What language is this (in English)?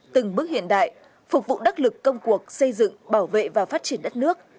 Vietnamese